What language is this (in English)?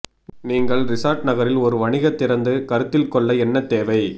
Tamil